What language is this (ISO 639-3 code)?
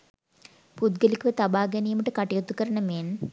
sin